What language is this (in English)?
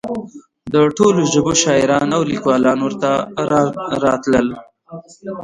Pashto